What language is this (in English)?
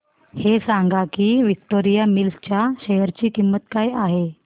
Marathi